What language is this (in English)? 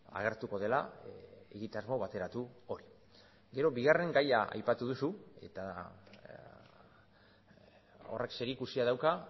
Basque